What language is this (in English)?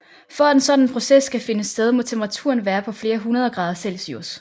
Danish